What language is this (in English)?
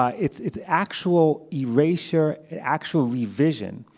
English